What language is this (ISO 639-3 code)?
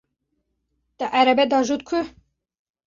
kur